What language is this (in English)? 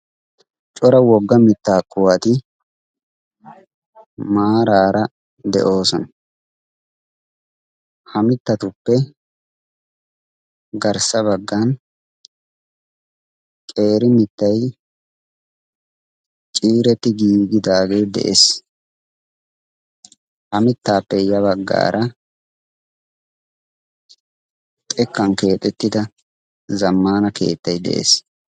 Wolaytta